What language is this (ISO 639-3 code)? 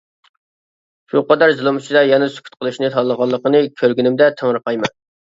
uig